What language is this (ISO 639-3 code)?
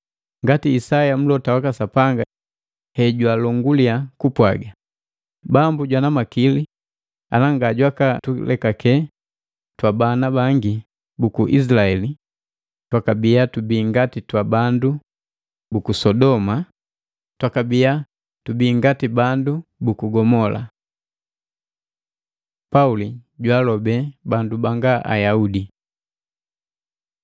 mgv